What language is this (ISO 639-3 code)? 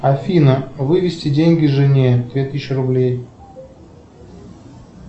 rus